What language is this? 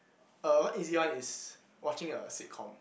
English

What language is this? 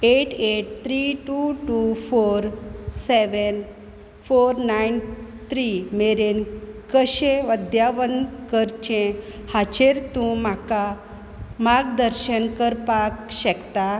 Konkani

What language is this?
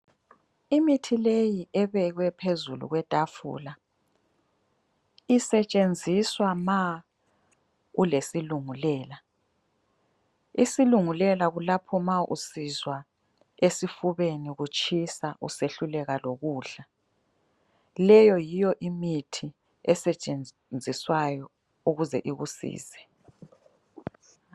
North Ndebele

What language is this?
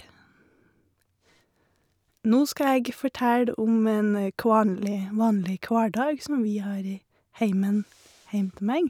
Norwegian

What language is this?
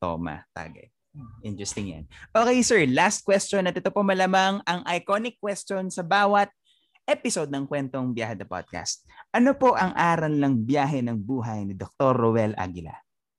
Filipino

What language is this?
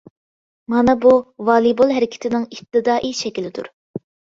Uyghur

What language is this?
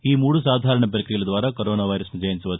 Telugu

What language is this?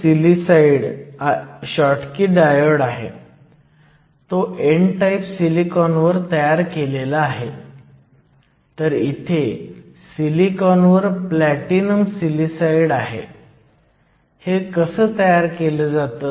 Marathi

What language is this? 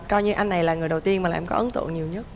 Vietnamese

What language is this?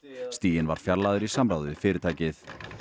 Icelandic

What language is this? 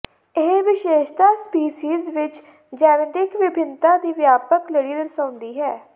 Punjabi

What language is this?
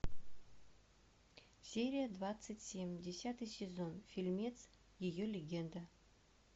Russian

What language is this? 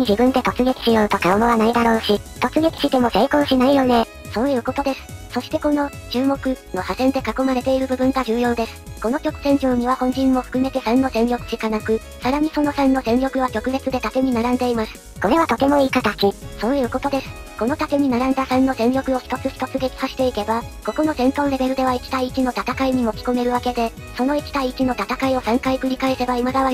Japanese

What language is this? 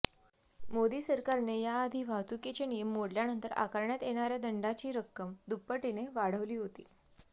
Marathi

